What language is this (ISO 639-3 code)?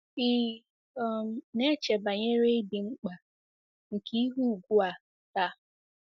ibo